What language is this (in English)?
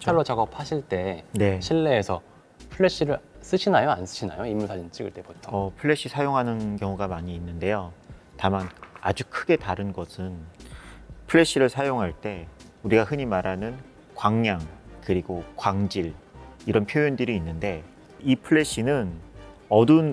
Korean